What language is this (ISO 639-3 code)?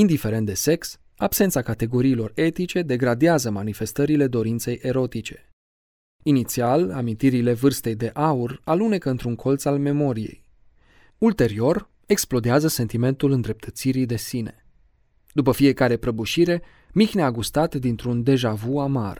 ron